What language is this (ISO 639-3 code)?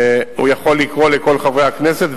heb